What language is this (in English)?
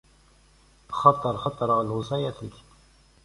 Kabyle